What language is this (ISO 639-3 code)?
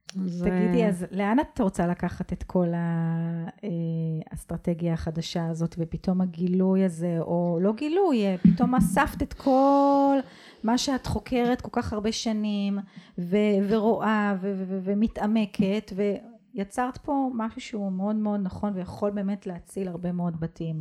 heb